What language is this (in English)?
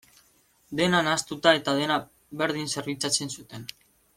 Basque